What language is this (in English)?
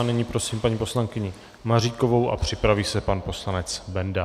Czech